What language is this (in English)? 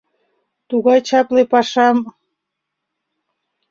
Mari